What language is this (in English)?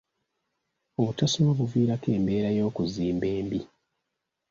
Ganda